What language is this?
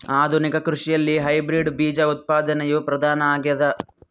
Kannada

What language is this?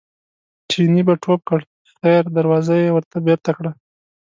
Pashto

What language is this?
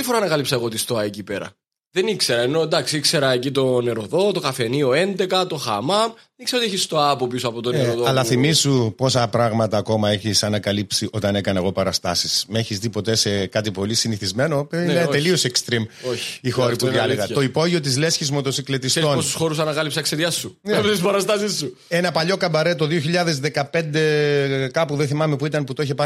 Greek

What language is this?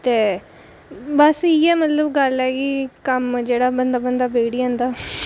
Dogri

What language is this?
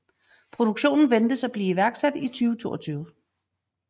Danish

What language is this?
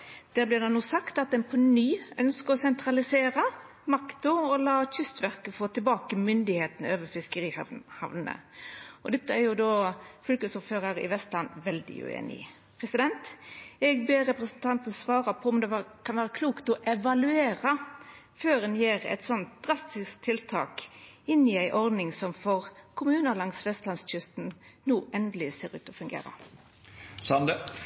Norwegian Nynorsk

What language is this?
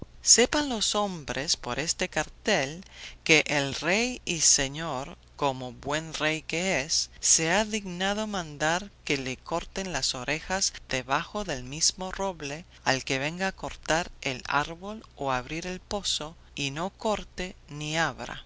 Spanish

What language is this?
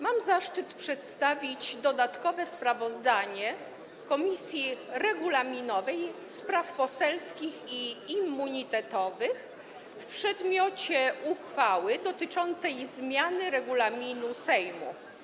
Polish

